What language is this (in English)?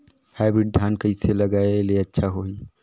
Chhattisgarhi